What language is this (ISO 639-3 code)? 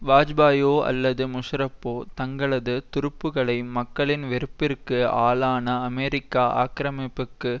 tam